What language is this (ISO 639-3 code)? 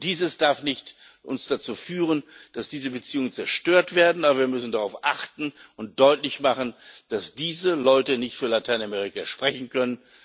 deu